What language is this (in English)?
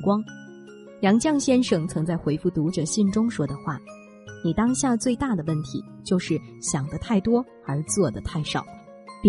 Chinese